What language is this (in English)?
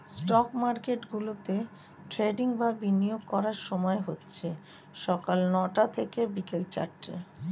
Bangla